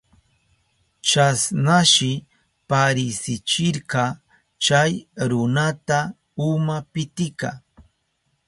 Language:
Southern Pastaza Quechua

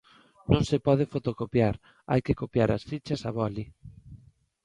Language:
Galician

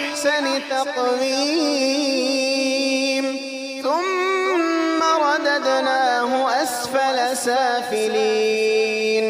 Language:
Arabic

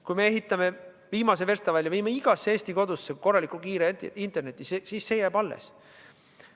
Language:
Estonian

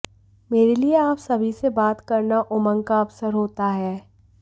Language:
Hindi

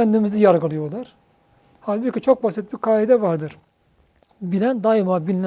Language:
Turkish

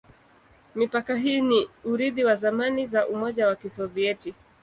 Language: Swahili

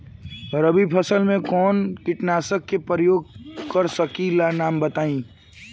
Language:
Bhojpuri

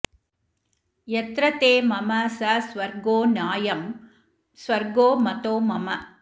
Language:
Sanskrit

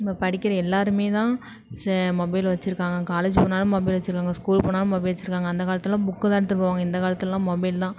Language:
Tamil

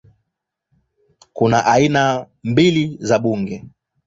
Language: Swahili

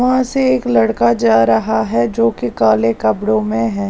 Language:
Hindi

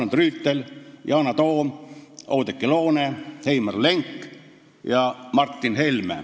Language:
Estonian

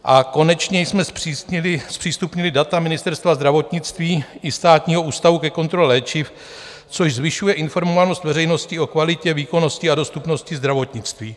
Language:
Czech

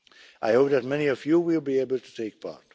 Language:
English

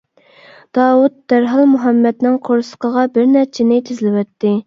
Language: Uyghur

